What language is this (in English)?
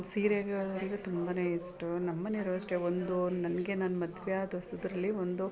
Kannada